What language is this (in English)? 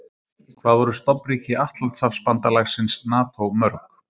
Icelandic